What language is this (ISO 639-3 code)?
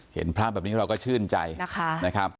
tha